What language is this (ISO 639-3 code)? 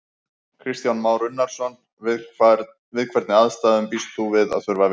isl